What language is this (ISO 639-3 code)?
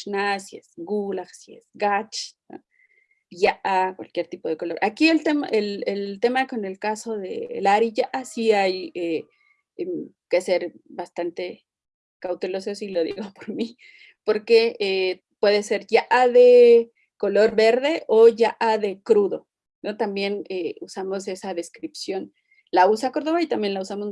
spa